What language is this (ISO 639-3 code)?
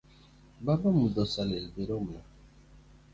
luo